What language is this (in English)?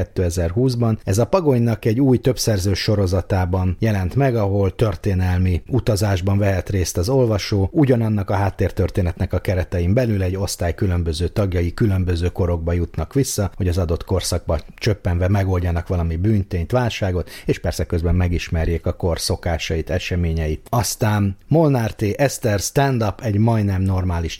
Hungarian